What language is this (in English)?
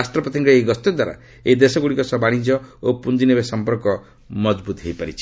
Odia